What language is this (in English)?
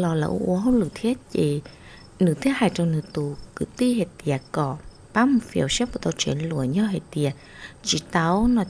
Vietnamese